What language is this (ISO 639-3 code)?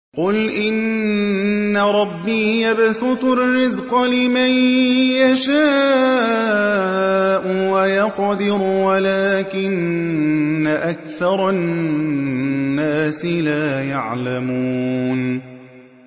ara